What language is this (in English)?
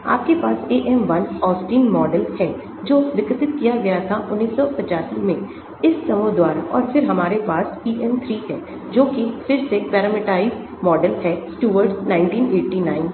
Hindi